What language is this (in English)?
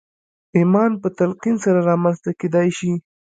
Pashto